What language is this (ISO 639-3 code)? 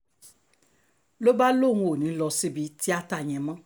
yor